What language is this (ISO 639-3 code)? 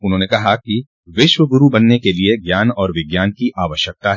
hin